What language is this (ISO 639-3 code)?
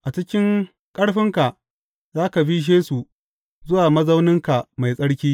hau